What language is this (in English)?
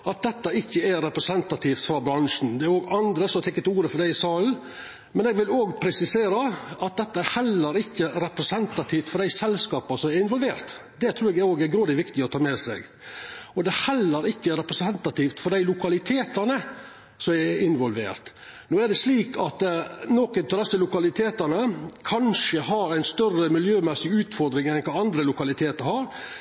Norwegian Nynorsk